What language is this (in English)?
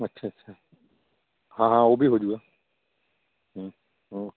Punjabi